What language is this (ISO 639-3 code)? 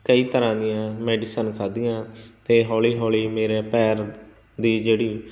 pan